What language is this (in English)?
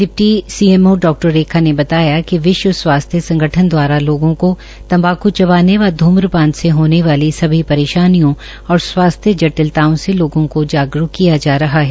Hindi